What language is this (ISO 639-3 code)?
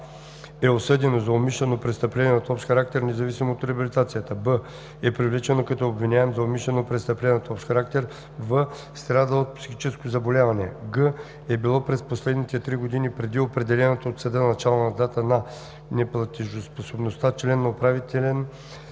bul